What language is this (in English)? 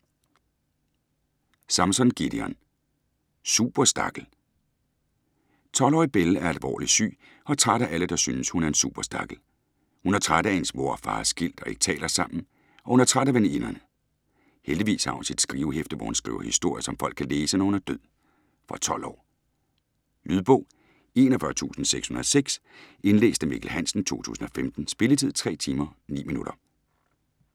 Danish